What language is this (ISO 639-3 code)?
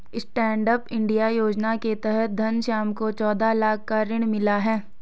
hin